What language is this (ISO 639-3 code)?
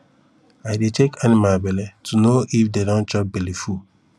pcm